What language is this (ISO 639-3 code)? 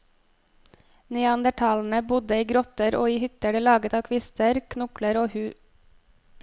nor